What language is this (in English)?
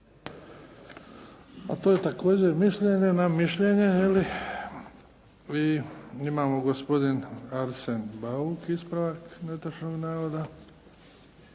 Croatian